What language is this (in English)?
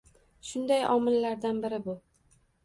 Uzbek